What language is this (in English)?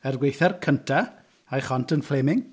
Welsh